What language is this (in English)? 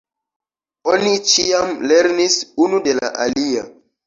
Esperanto